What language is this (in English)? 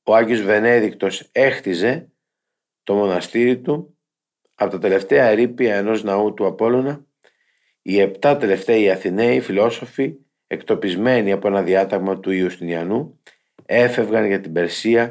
Greek